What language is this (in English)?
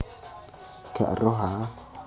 Javanese